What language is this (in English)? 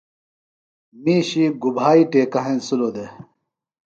Phalura